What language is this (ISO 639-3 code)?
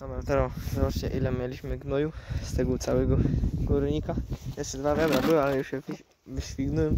pol